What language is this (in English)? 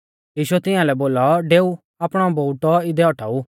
Mahasu Pahari